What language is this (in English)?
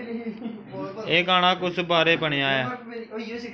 Dogri